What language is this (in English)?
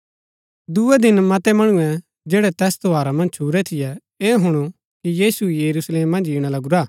Gaddi